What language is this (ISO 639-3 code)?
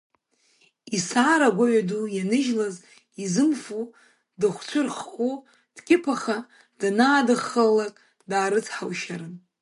abk